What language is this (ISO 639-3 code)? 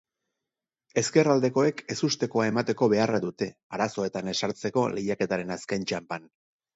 eus